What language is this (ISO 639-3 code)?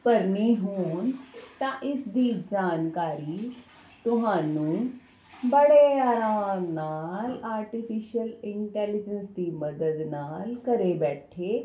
pan